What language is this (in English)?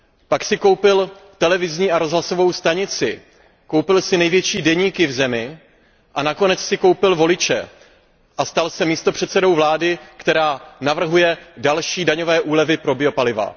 Czech